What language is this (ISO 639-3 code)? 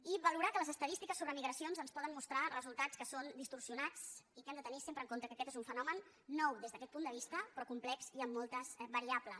cat